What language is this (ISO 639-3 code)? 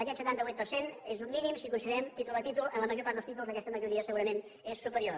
cat